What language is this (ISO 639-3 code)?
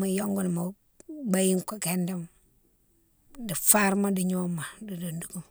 msw